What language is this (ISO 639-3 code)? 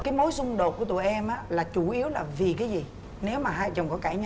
vie